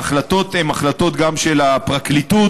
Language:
Hebrew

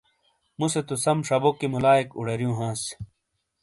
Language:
Shina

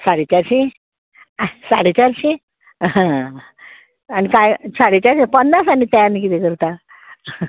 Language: Konkani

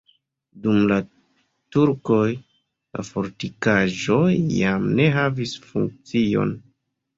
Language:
Esperanto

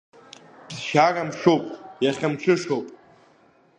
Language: Abkhazian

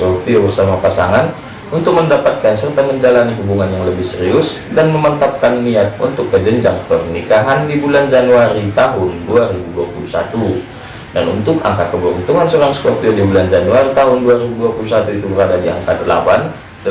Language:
Indonesian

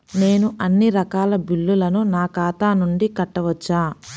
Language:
Telugu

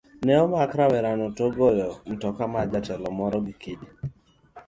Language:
Luo (Kenya and Tanzania)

